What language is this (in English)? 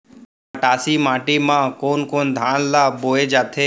Chhattisgarhi